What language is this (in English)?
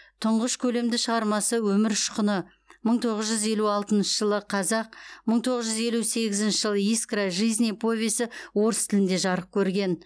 Kazakh